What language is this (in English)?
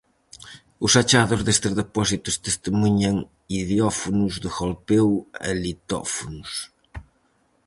Galician